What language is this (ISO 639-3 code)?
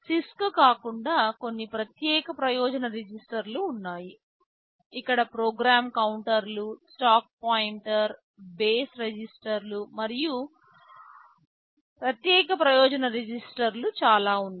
tel